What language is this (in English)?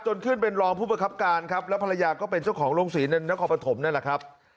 Thai